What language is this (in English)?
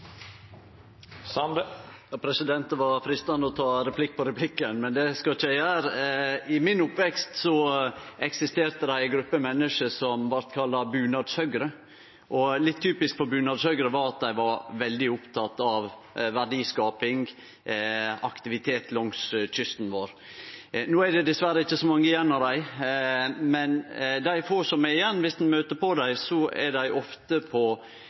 Norwegian